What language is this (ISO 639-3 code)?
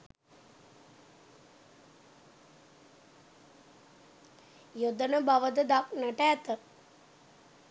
sin